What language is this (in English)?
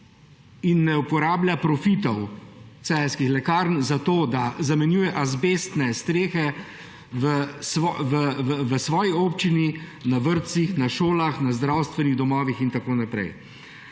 Slovenian